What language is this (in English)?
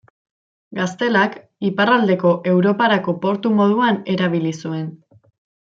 Basque